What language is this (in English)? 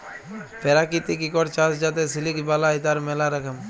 Bangla